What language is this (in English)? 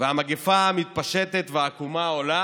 Hebrew